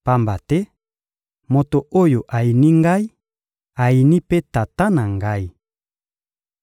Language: Lingala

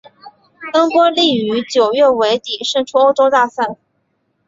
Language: Chinese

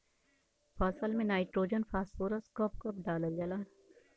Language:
Bhojpuri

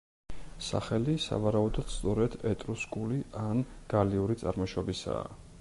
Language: Georgian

